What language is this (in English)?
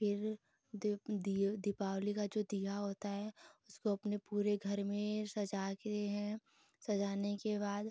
Hindi